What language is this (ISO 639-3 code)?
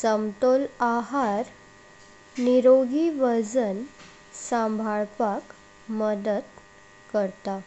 kok